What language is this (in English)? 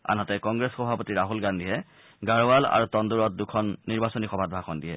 Assamese